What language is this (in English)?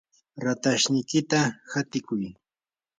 Yanahuanca Pasco Quechua